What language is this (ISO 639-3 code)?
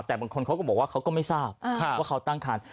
tha